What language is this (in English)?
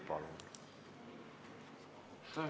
Estonian